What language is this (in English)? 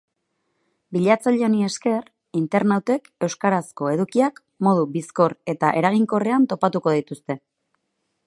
Basque